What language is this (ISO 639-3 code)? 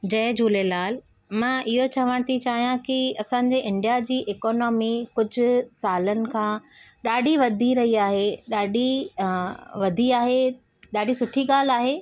snd